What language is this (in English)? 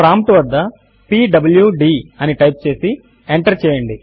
Telugu